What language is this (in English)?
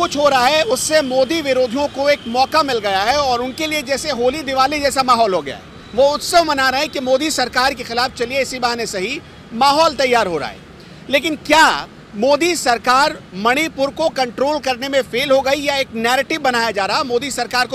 Hindi